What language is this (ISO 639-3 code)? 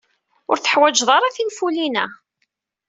kab